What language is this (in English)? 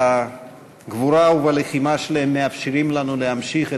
Hebrew